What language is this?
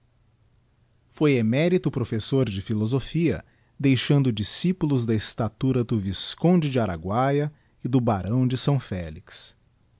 Portuguese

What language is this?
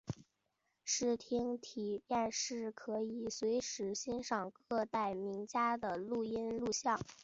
Chinese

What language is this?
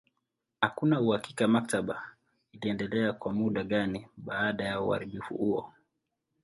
Swahili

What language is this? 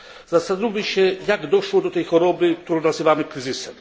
Polish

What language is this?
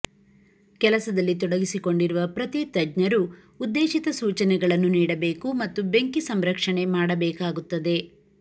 Kannada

